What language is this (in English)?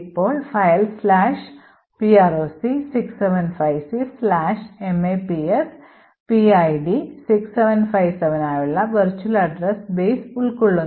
Malayalam